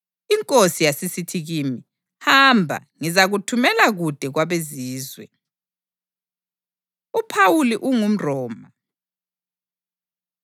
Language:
North Ndebele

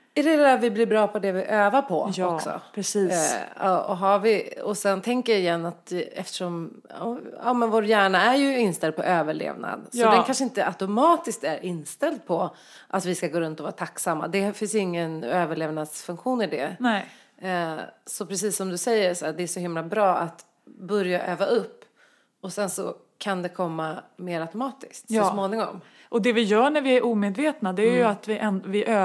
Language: Swedish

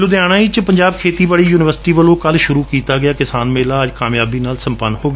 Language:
Punjabi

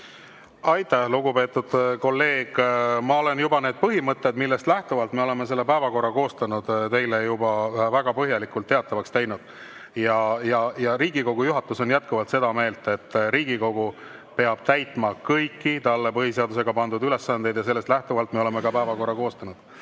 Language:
Estonian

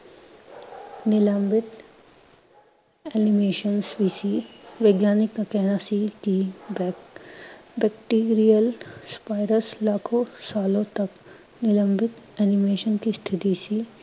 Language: Punjabi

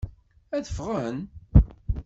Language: Kabyle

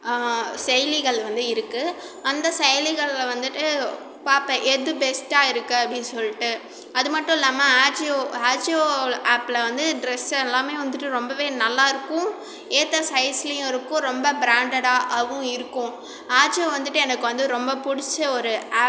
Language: Tamil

